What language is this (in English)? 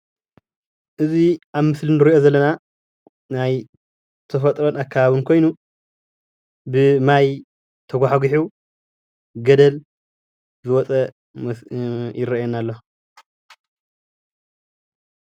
Tigrinya